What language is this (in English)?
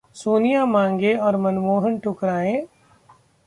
Hindi